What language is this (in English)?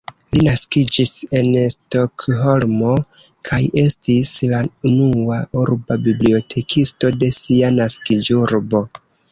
Esperanto